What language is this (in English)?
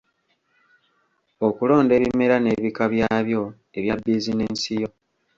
Ganda